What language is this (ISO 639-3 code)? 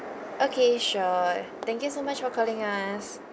eng